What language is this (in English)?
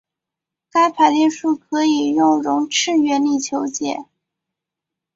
Chinese